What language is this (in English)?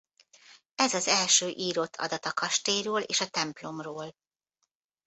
Hungarian